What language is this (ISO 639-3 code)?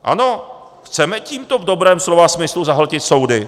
ces